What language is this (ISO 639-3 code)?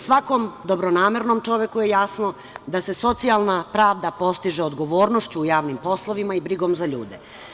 srp